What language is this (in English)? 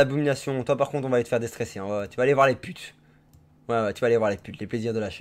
French